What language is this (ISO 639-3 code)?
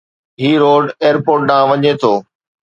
snd